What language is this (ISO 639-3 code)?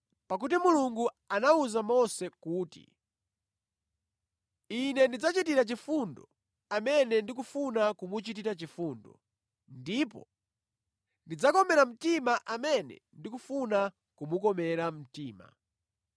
nya